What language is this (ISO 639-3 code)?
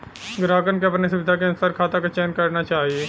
bho